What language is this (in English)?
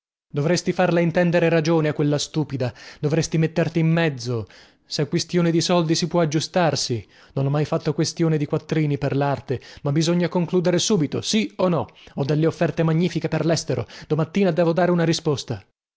Italian